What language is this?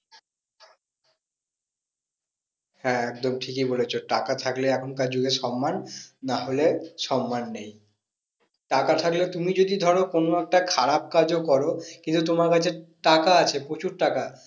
Bangla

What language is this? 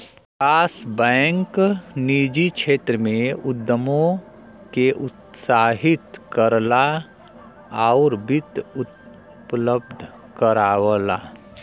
Bhojpuri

